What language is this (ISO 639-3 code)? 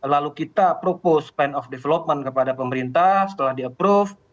ind